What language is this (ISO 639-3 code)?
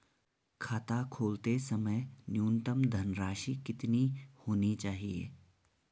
hin